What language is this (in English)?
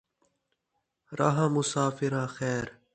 Saraiki